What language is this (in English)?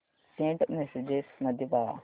Marathi